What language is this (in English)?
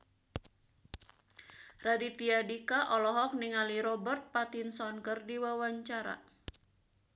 Sundanese